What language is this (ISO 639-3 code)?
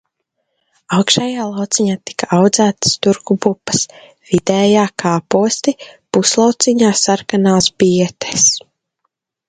lav